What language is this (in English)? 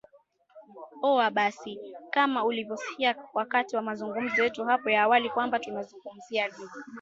Swahili